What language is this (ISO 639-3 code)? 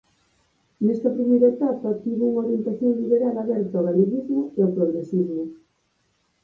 glg